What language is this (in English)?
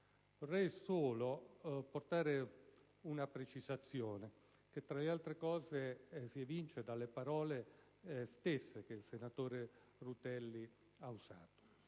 Italian